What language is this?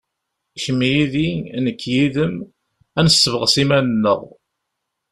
Kabyle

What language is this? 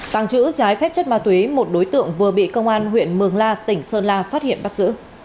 Vietnamese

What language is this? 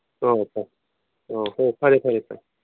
Manipuri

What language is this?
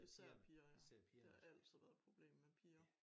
Danish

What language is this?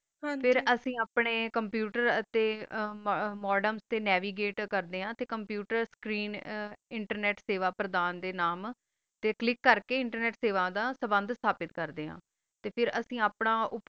Punjabi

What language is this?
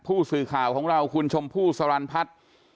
Thai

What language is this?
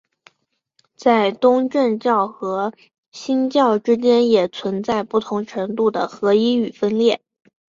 Chinese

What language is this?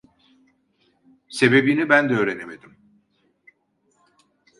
Turkish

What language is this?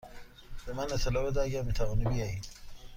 Persian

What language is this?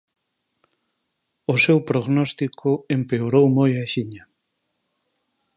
Galician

